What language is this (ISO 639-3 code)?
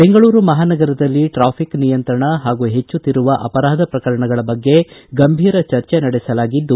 kan